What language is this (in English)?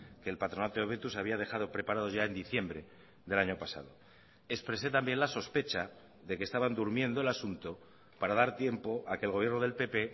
Spanish